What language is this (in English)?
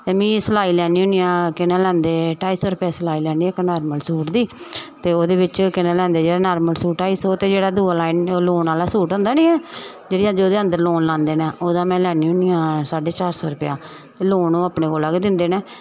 Dogri